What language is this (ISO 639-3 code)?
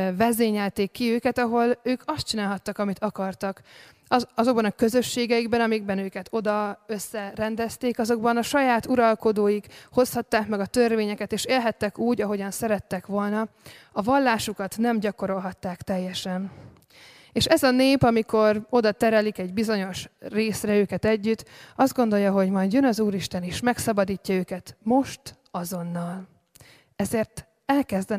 hun